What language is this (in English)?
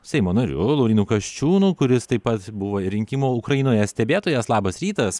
Lithuanian